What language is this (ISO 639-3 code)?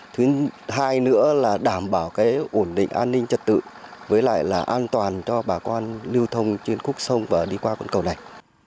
vie